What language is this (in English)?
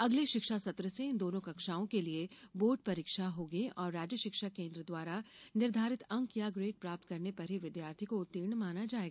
Hindi